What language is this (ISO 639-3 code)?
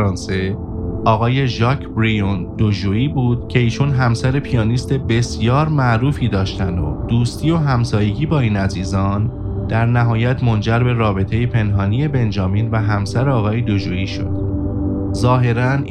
fas